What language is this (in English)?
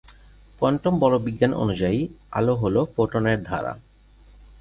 Bangla